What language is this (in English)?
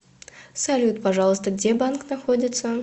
Russian